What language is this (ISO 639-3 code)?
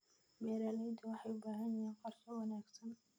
som